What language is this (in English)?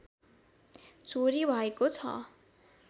Nepali